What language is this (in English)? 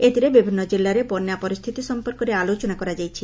Odia